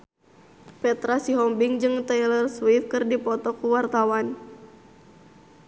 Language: Sundanese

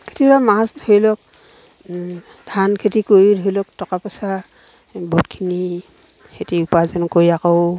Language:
Assamese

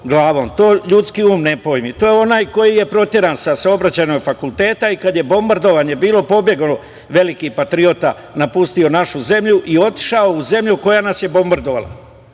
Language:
Serbian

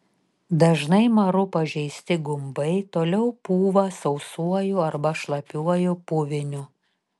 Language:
Lithuanian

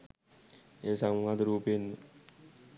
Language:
Sinhala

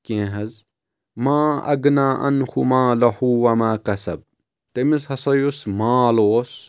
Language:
Kashmiri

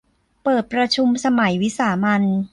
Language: Thai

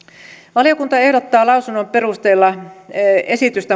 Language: Finnish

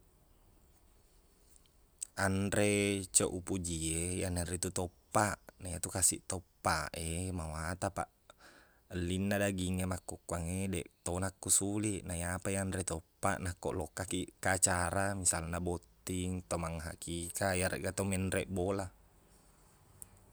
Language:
Buginese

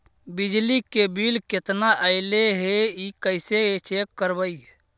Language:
Magahi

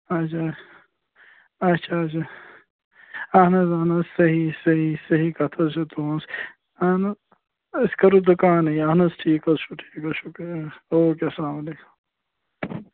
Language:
Kashmiri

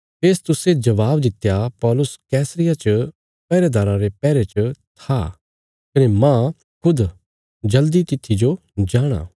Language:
Bilaspuri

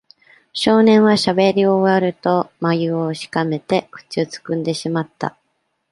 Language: Japanese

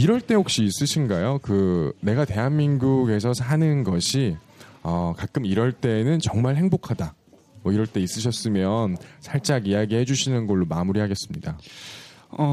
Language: Korean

